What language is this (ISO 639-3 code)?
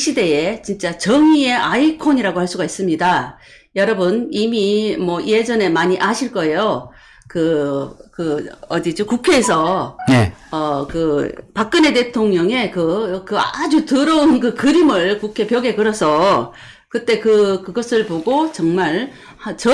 kor